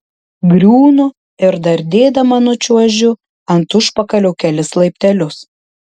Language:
Lithuanian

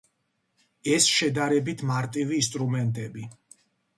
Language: Georgian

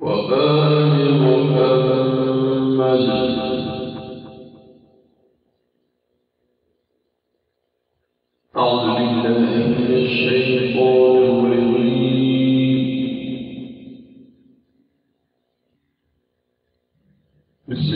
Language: Arabic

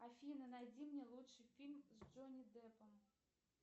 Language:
Russian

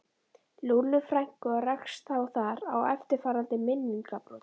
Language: Icelandic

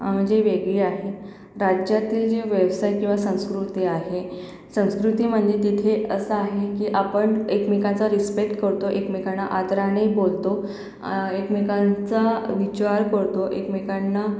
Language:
Marathi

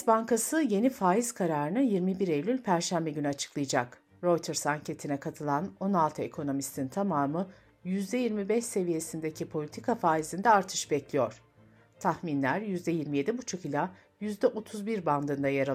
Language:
Turkish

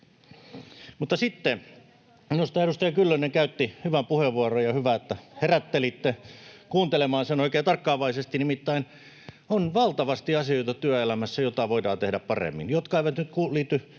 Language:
Finnish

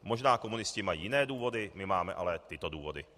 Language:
Czech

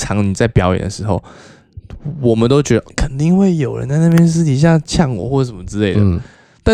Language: Chinese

